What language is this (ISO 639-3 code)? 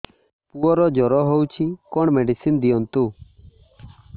ori